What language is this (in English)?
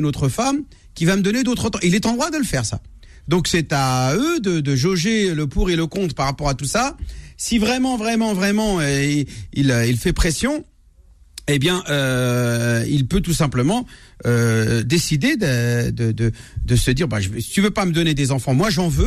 French